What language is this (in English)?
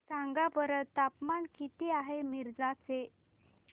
Marathi